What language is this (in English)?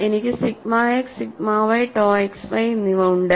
Malayalam